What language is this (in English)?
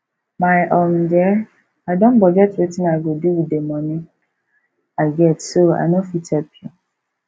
Nigerian Pidgin